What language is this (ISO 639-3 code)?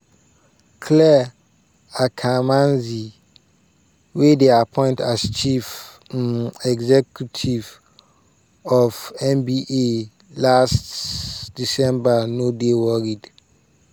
pcm